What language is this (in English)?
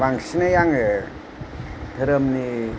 Bodo